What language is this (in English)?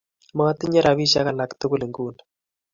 Kalenjin